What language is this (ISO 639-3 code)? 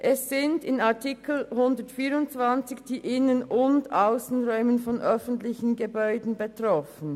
gsw